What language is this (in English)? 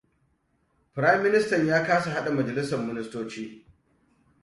Hausa